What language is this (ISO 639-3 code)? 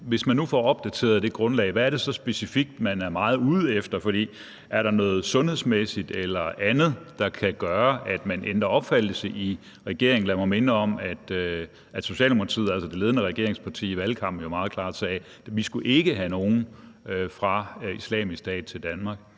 dan